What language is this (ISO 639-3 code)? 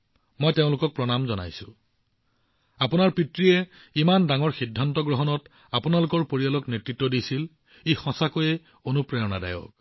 asm